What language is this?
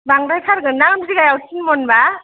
Bodo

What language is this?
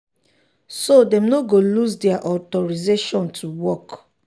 Nigerian Pidgin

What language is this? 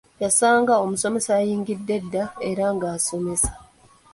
Ganda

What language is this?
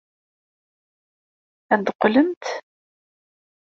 Kabyle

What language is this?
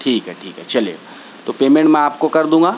Urdu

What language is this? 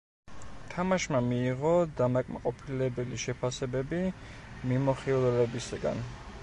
Georgian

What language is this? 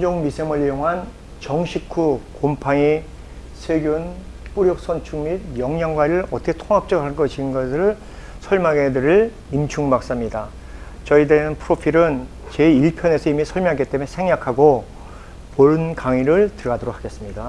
Korean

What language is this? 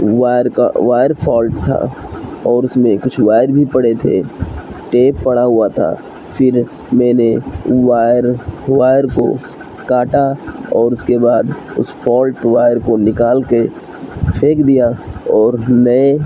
Urdu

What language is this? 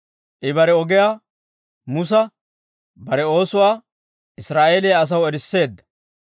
Dawro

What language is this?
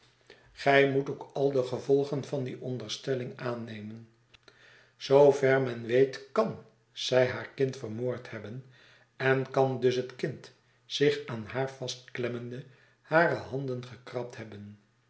Dutch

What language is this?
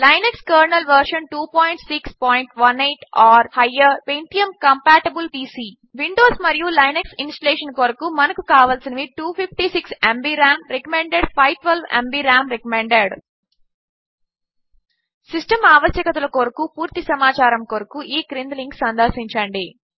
Telugu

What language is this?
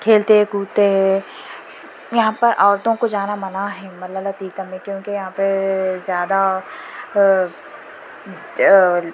Urdu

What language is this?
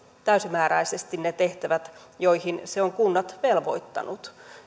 Finnish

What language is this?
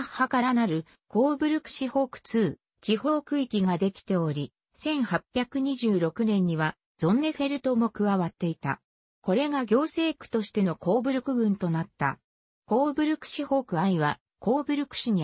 Japanese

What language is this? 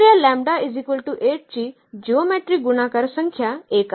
Marathi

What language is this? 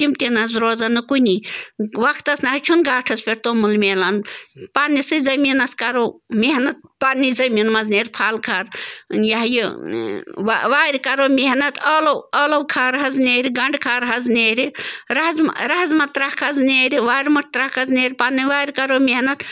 Kashmiri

